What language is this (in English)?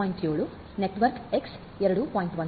Kannada